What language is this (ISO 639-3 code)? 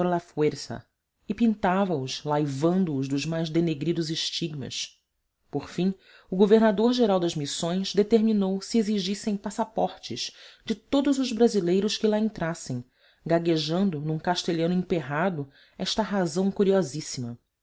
por